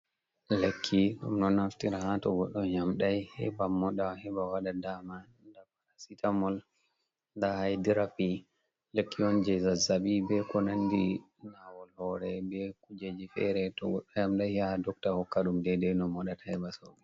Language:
Fula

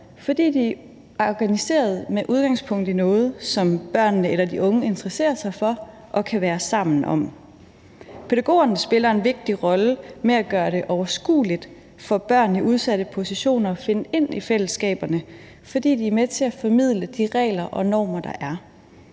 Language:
Danish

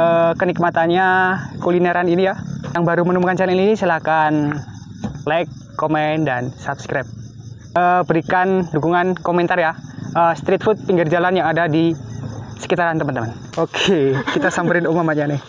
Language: Indonesian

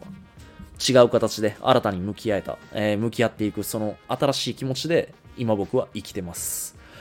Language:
Japanese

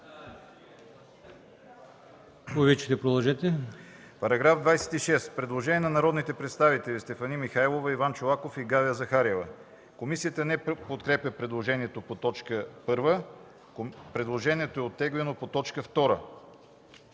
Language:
Bulgarian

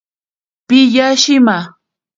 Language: Ashéninka Perené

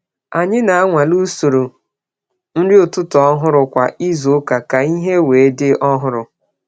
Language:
Igbo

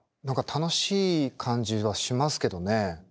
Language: Japanese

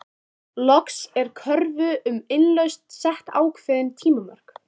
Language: Icelandic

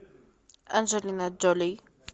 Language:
Russian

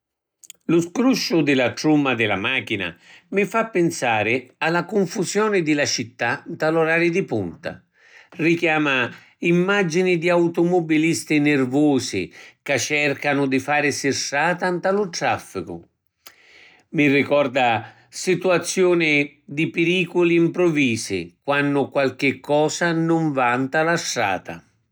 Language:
Sicilian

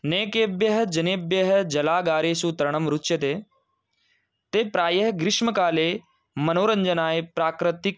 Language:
Sanskrit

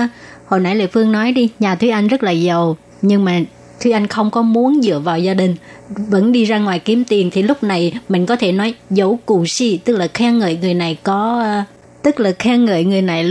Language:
Vietnamese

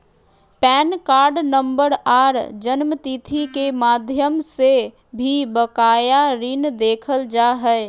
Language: Magahi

